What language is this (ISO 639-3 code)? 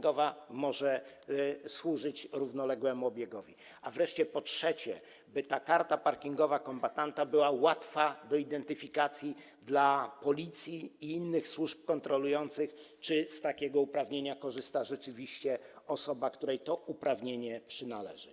pol